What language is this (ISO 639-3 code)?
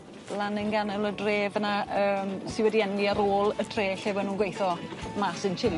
cym